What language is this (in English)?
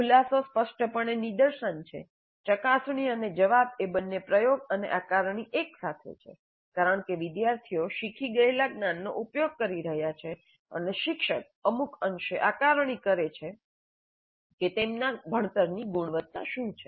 Gujarati